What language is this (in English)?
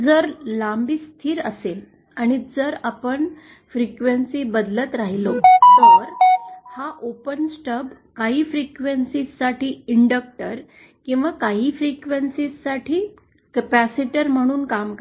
Marathi